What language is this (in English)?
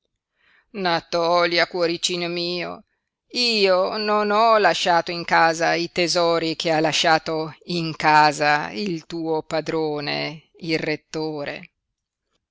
Italian